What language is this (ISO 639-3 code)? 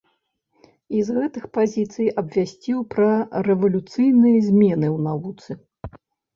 bel